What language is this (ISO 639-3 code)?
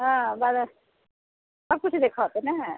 mai